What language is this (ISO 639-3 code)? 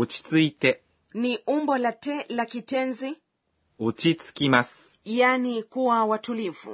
swa